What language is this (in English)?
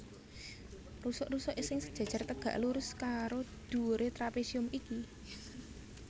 Javanese